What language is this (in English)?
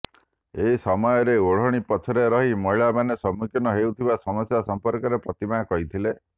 Odia